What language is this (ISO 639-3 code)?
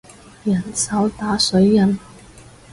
yue